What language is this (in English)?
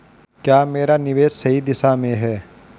Hindi